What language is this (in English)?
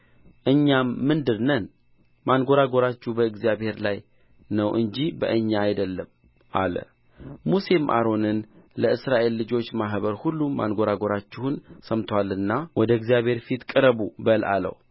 Amharic